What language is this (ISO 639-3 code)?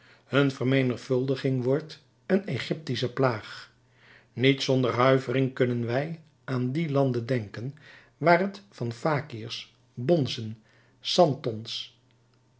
nld